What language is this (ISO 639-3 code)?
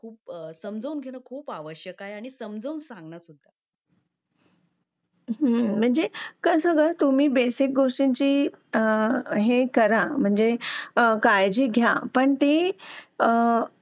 mar